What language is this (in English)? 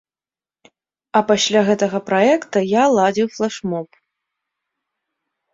Belarusian